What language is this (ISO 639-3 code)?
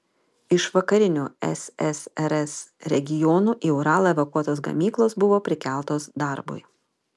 lit